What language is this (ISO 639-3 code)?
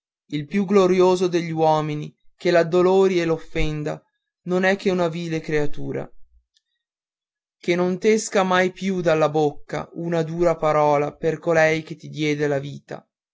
ita